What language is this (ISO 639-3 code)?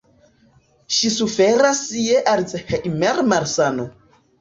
epo